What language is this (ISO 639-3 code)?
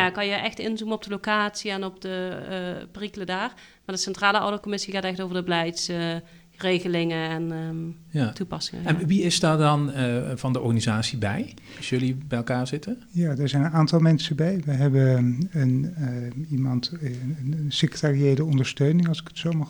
nld